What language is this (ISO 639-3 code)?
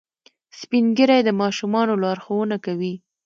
pus